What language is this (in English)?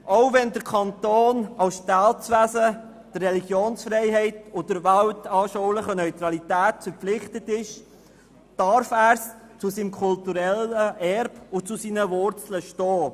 Swiss German